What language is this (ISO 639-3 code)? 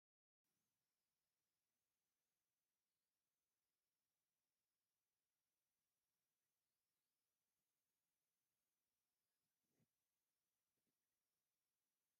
tir